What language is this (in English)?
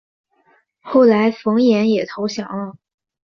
Chinese